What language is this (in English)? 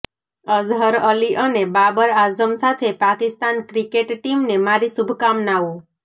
Gujarati